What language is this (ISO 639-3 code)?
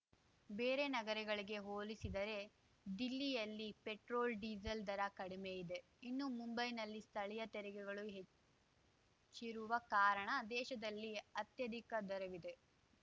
kan